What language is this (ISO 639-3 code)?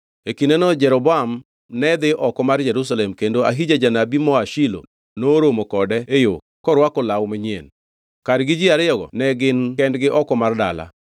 luo